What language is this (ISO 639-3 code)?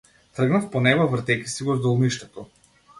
mkd